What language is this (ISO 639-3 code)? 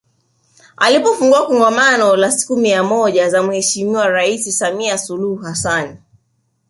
swa